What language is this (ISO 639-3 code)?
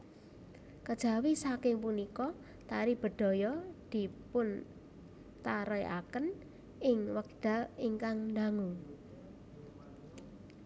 jav